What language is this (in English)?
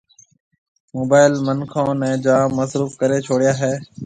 Marwari (Pakistan)